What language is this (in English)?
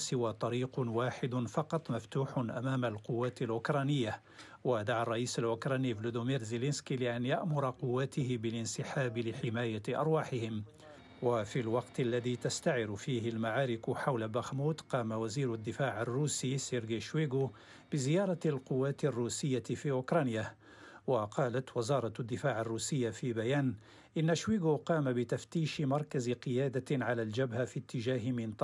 Arabic